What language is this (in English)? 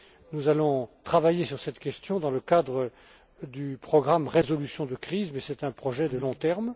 French